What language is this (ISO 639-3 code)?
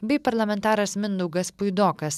lit